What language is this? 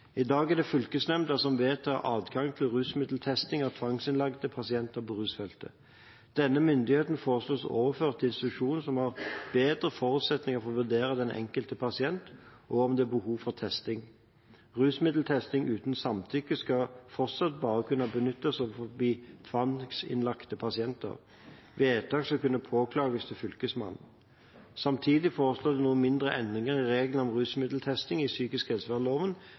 Norwegian Bokmål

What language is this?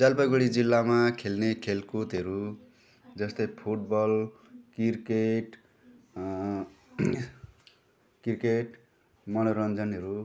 Nepali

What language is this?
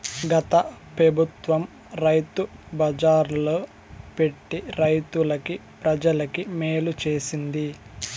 Telugu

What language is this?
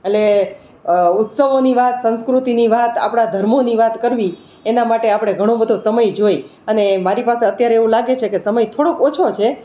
Gujarati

